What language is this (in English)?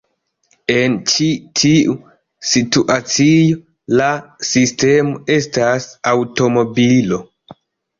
Esperanto